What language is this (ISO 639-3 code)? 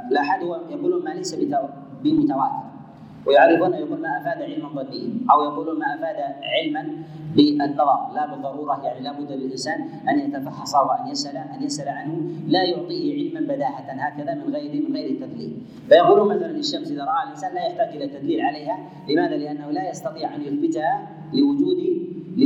ara